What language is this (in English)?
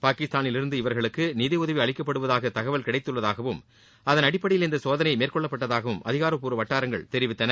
Tamil